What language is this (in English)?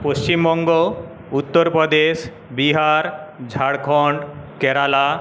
Bangla